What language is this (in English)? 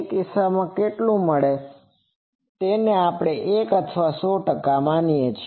Gujarati